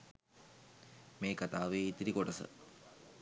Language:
Sinhala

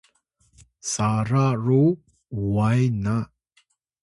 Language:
Atayal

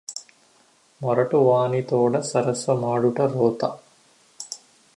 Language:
Telugu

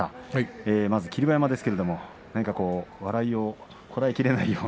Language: Japanese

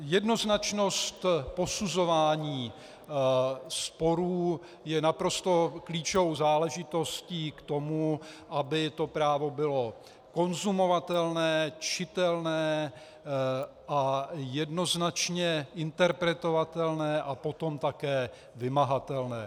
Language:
Czech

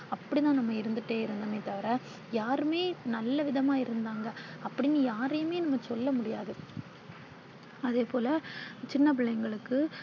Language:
Tamil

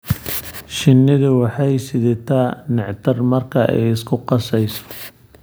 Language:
Somali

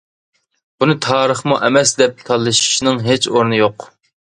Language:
Uyghur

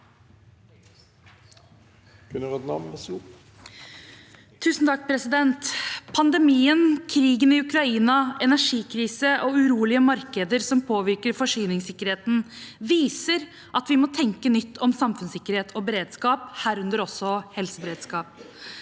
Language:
Norwegian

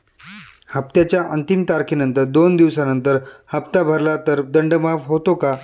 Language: Marathi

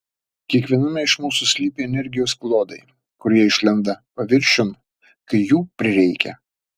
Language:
Lithuanian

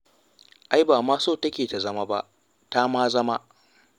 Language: Hausa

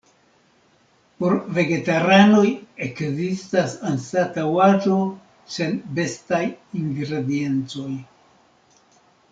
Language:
Esperanto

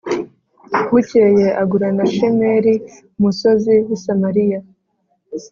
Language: Kinyarwanda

